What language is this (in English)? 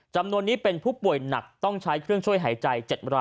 Thai